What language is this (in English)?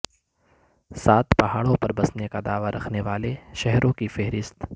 Urdu